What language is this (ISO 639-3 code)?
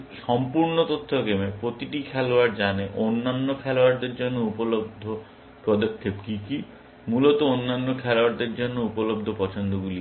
ben